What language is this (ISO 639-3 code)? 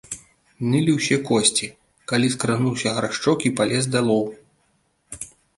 bel